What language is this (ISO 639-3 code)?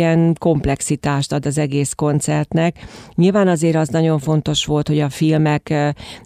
hun